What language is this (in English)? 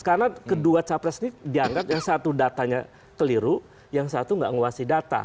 Indonesian